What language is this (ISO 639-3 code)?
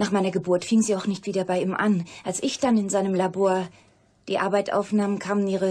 deu